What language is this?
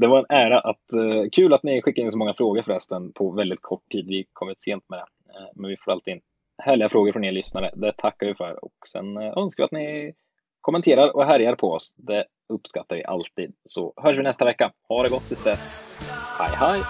Swedish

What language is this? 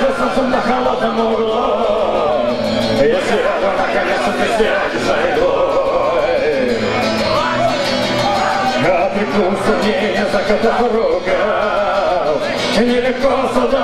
Arabic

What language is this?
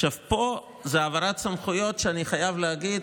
Hebrew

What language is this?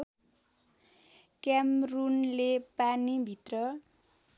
Nepali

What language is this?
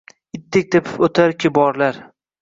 Uzbek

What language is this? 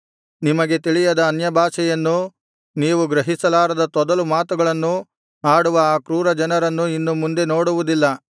Kannada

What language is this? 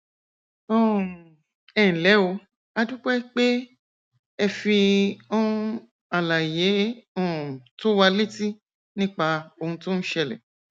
Yoruba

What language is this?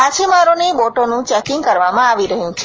Gujarati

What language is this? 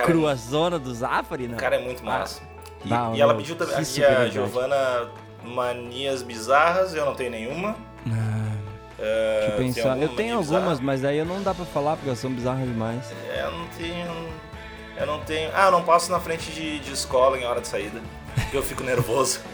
Portuguese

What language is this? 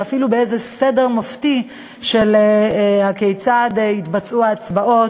Hebrew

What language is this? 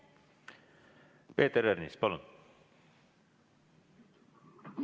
Estonian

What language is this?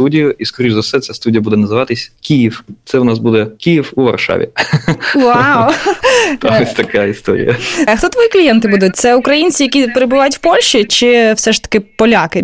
Ukrainian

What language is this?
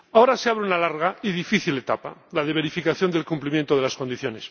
Spanish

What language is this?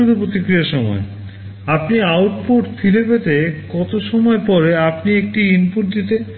Bangla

